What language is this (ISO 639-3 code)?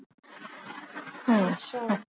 pan